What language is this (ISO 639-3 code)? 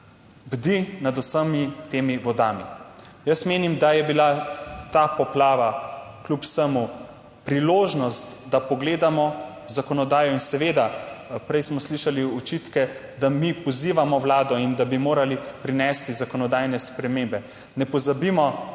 slv